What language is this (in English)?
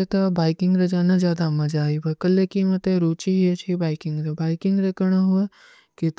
Kui (India)